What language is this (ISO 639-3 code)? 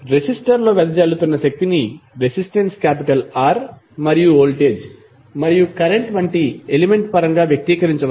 tel